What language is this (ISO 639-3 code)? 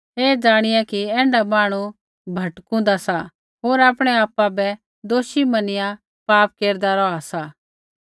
kfx